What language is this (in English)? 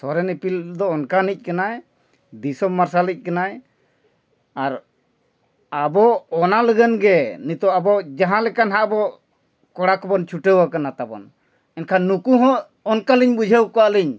Santali